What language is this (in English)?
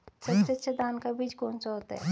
Hindi